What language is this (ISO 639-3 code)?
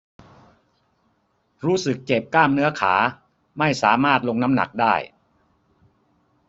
tha